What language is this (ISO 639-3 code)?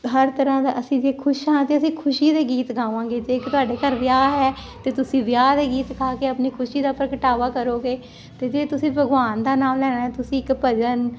pan